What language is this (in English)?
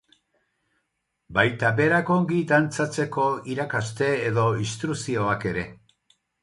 Basque